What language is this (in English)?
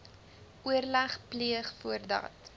Afrikaans